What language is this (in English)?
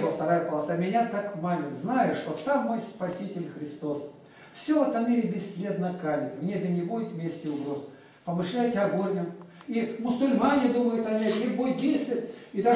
Russian